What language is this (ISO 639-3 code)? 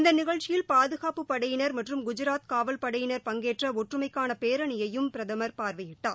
tam